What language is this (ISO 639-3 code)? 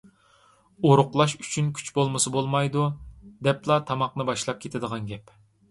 uig